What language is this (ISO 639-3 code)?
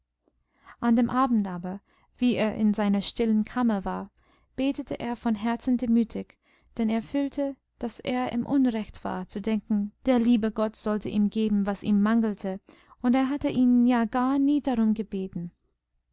deu